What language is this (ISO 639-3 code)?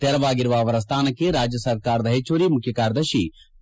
kan